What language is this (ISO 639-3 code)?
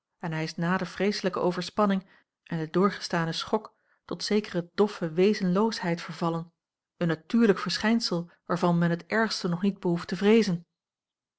nld